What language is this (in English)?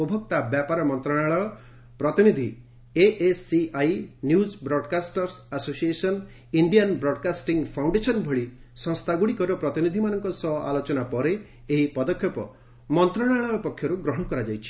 Odia